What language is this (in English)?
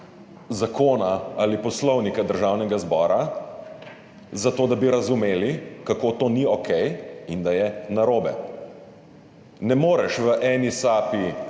Slovenian